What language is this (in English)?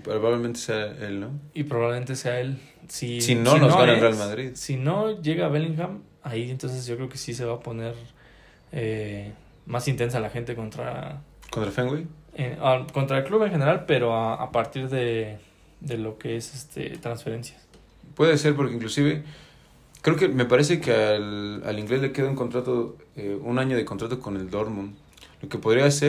Spanish